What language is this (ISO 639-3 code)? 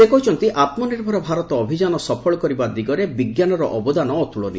ori